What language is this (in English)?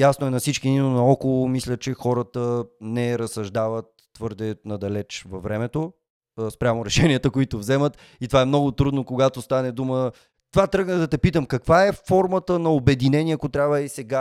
Bulgarian